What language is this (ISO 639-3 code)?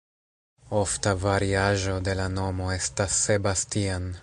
epo